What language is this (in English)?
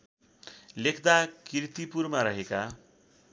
Nepali